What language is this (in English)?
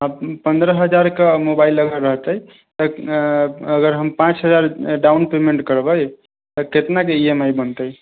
Maithili